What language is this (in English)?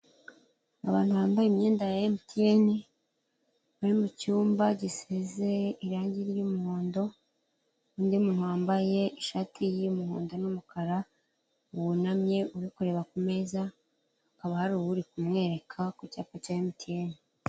Kinyarwanda